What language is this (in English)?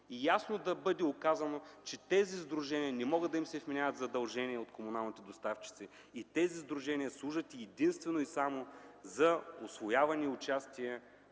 Bulgarian